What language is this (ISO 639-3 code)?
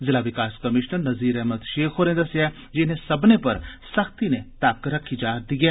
doi